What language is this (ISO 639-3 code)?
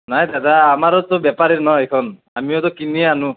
asm